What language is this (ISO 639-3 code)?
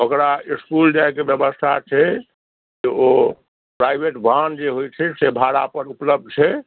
mai